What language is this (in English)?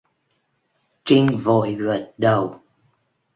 Vietnamese